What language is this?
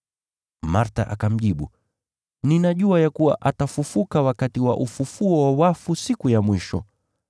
Swahili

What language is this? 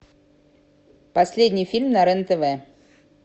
Russian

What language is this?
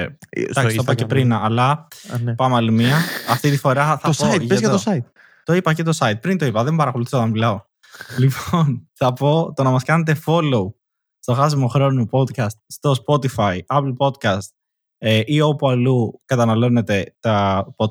Greek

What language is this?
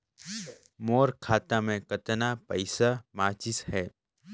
Chhattisgarhi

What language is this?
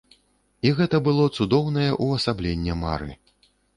Belarusian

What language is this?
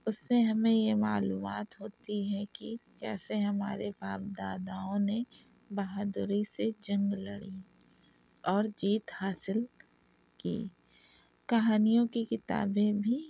Urdu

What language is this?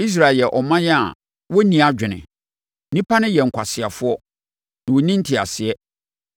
Akan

